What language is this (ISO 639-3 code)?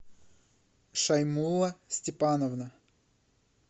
rus